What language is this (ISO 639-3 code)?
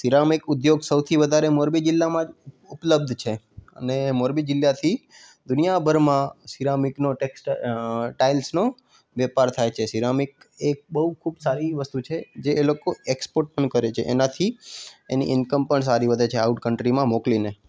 guj